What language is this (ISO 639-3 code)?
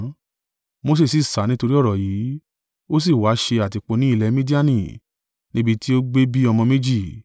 yor